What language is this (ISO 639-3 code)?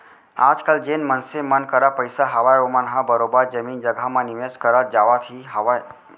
hne